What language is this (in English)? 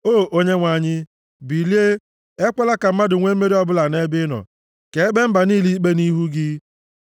Igbo